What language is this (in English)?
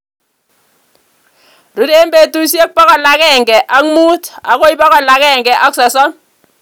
Kalenjin